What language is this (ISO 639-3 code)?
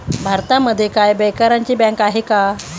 mar